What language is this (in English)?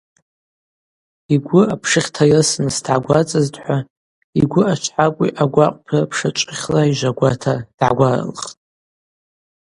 Abaza